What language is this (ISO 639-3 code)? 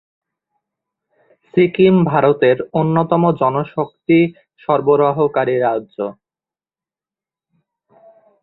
ben